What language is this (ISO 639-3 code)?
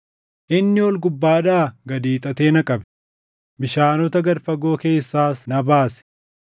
orm